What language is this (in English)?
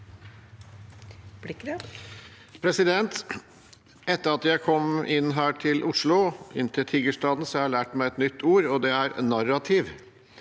Norwegian